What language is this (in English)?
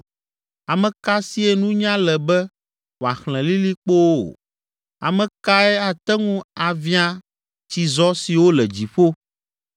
Ewe